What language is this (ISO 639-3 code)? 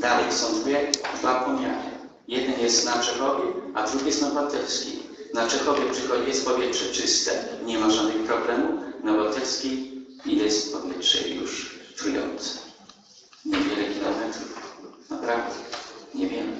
pol